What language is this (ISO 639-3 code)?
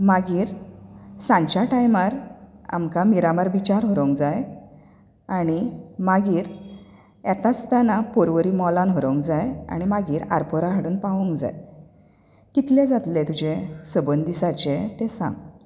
kok